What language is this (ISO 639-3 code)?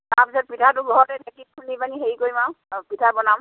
asm